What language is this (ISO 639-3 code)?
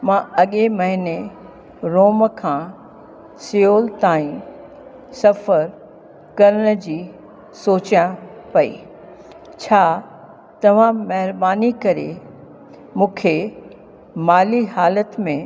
snd